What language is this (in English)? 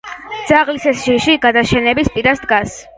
Georgian